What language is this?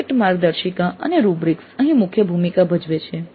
Gujarati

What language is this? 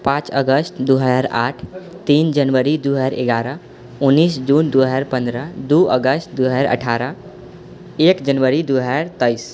Maithili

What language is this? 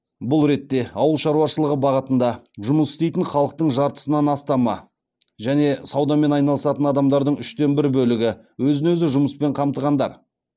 Kazakh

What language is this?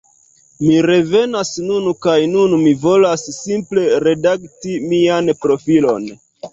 Esperanto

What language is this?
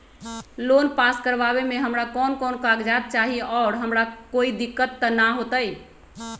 Magahi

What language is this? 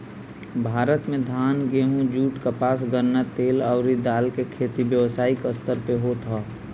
Bhojpuri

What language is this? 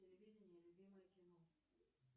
Russian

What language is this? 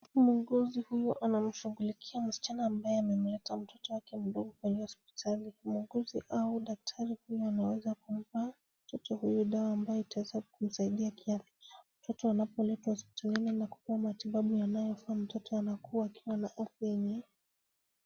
Swahili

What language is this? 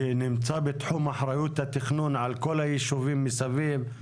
Hebrew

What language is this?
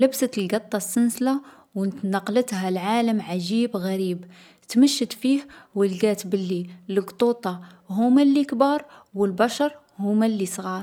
Algerian Arabic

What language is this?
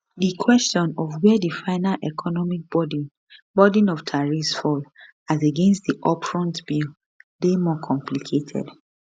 Nigerian Pidgin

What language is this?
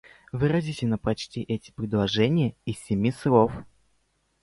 Russian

